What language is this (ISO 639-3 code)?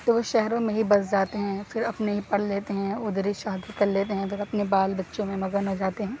urd